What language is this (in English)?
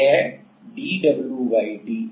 Hindi